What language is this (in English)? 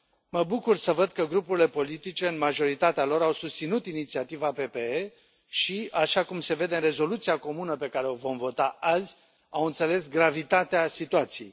Romanian